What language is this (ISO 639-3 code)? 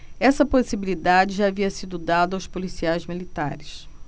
por